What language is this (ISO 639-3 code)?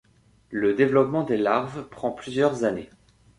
fra